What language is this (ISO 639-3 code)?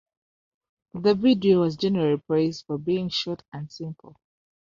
eng